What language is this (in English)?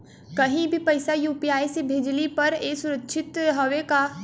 Bhojpuri